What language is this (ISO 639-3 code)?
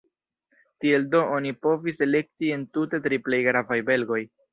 epo